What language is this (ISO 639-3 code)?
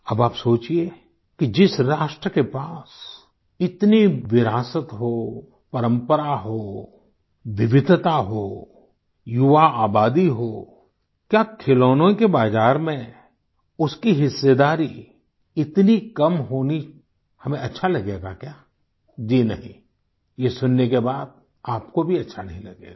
hin